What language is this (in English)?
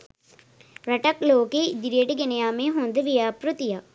Sinhala